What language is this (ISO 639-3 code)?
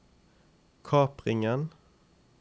nor